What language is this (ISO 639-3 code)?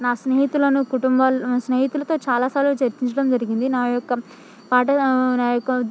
tel